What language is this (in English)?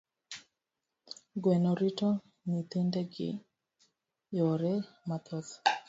Luo (Kenya and Tanzania)